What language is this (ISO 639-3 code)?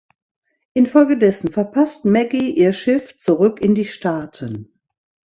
deu